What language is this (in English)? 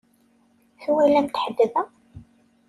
Kabyle